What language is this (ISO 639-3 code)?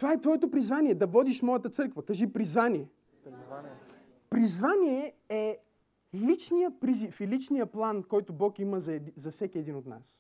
bul